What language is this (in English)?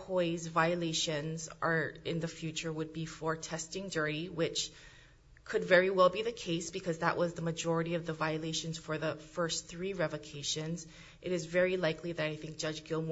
English